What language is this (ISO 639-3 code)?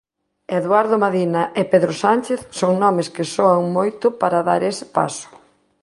glg